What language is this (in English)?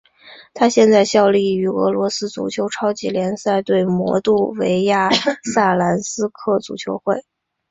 Chinese